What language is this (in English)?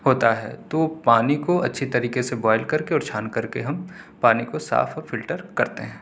Urdu